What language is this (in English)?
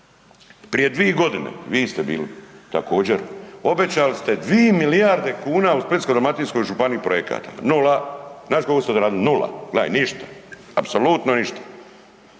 Croatian